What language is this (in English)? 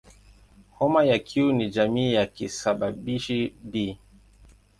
Swahili